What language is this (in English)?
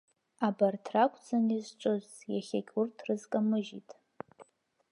Abkhazian